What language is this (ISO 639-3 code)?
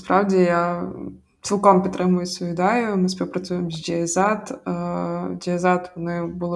ukr